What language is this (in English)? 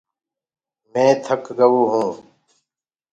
Gurgula